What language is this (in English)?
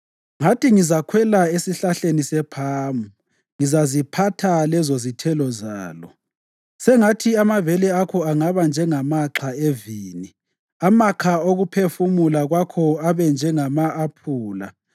North Ndebele